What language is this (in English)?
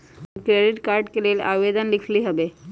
Magahi